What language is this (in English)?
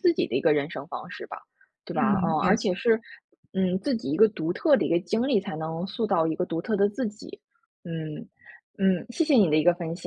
Chinese